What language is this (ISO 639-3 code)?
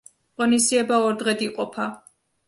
kat